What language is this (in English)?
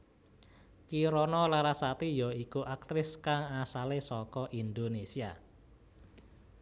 Javanese